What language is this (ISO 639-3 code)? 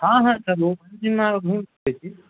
mai